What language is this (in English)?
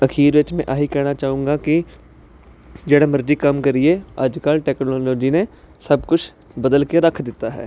Punjabi